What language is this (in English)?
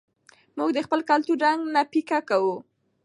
Pashto